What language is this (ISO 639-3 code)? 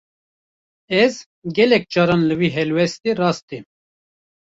kur